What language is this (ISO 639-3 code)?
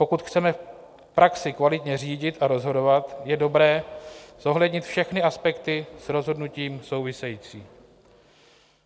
ces